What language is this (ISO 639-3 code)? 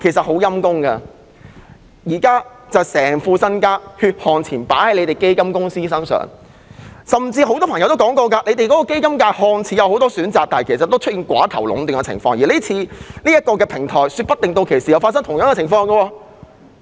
yue